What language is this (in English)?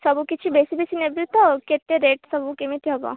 Odia